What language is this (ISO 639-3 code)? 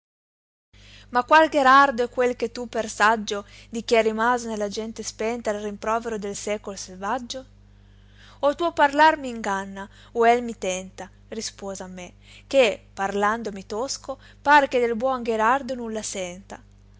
ita